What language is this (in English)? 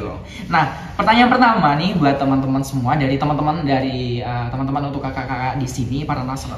Indonesian